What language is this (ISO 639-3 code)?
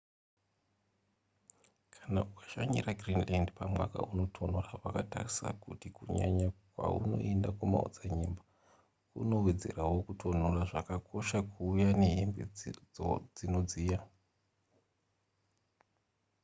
sna